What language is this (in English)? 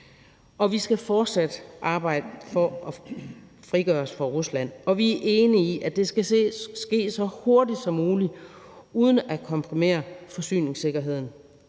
Danish